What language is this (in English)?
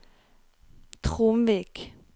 Norwegian